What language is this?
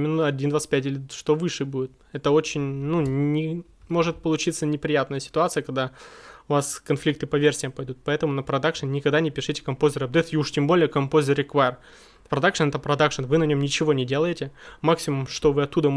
Russian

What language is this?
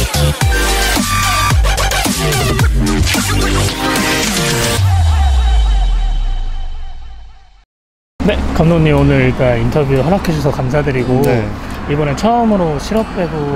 Korean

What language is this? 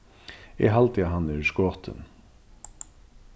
Faroese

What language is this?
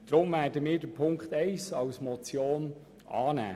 Swiss German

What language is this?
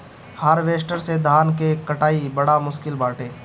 Bhojpuri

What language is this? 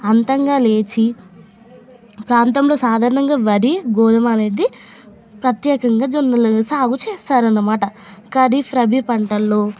Telugu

